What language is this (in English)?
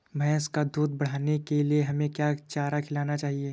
Hindi